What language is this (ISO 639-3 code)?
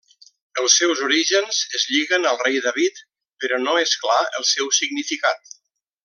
cat